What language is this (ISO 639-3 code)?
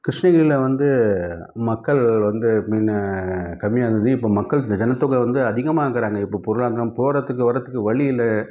tam